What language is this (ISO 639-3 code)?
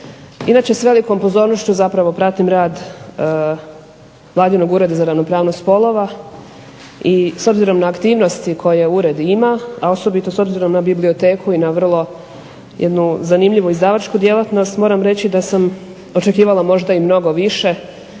hrv